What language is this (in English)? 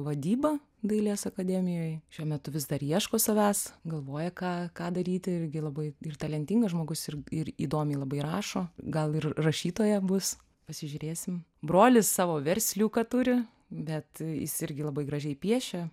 Lithuanian